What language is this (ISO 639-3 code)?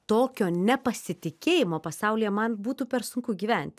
lit